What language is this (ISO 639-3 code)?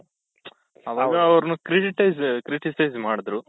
kan